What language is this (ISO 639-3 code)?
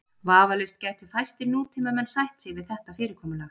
isl